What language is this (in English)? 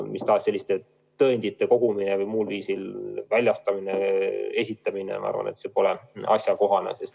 Estonian